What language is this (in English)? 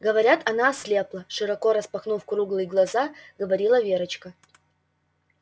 Russian